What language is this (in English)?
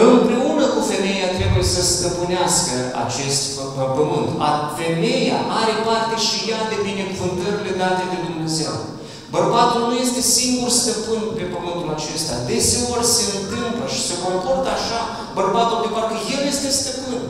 Romanian